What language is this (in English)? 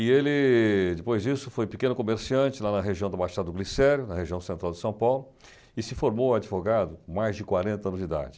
Portuguese